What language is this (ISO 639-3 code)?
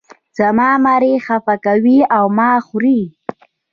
pus